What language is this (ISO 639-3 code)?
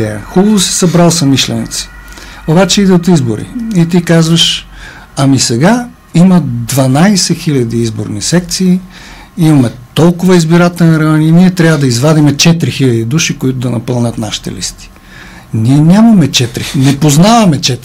bul